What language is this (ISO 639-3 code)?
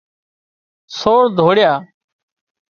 kxp